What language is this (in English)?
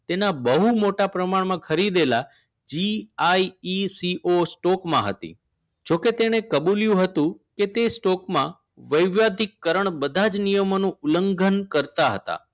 Gujarati